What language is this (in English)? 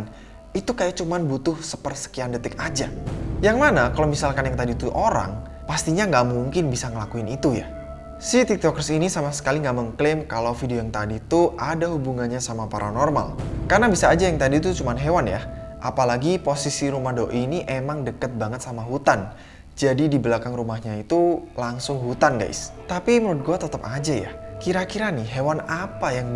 Indonesian